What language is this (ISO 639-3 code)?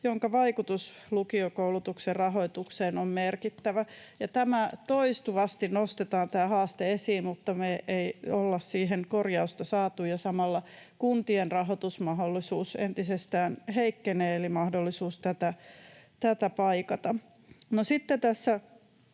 fin